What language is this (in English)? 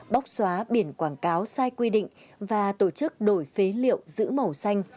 Vietnamese